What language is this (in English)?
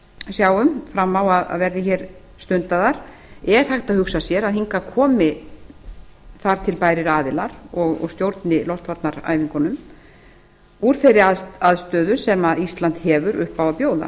Icelandic